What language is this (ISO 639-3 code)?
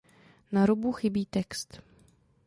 ces